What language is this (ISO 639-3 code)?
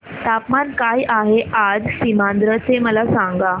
mar